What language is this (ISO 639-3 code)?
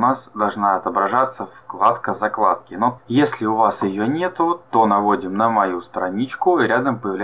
rus